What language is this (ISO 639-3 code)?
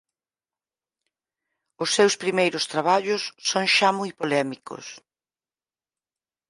glg